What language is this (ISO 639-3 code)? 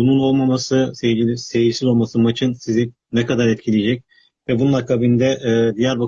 tur